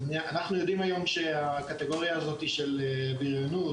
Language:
Hebrew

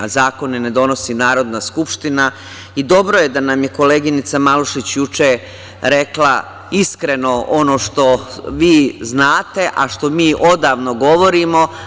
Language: Serbian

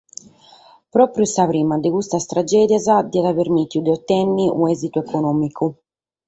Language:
Sardinian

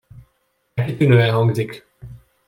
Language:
Hungarian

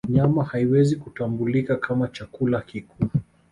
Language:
Swahili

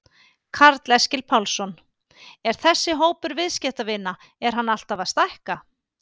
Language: Icelandic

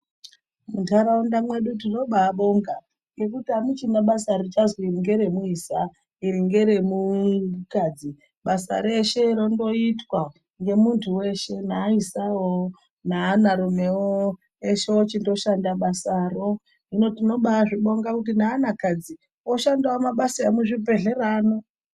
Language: Ndau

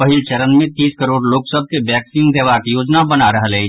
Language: Maithili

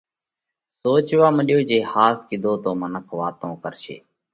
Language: Parkari Koli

